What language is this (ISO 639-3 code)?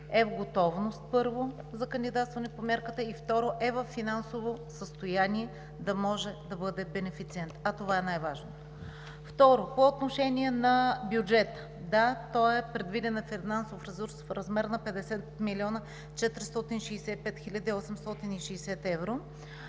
bul